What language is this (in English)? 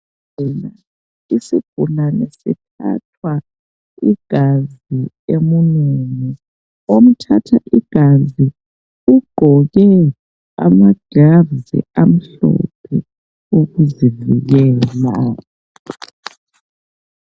North Ndebele